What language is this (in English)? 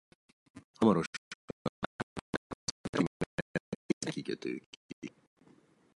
Hungarian